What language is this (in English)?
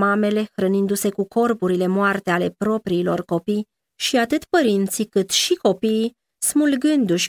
Romanian